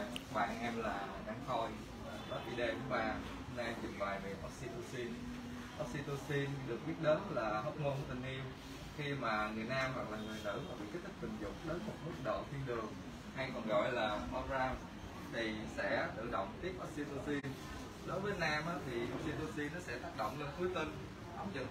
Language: Vietnamese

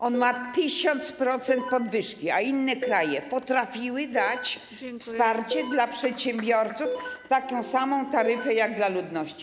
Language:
Polish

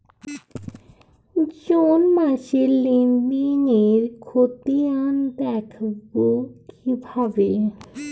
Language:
Bangla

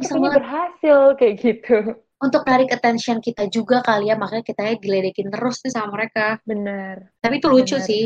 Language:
Indonesian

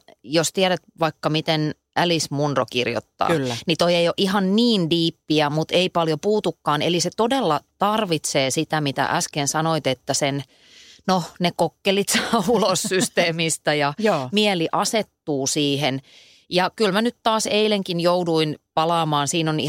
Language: Finnish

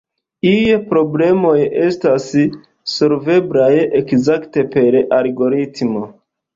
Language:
Esperanto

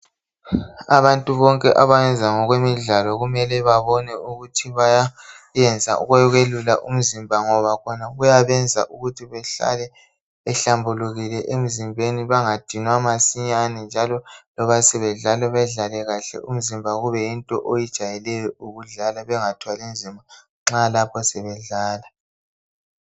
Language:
North Ndebele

